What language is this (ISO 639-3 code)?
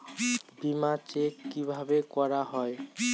ben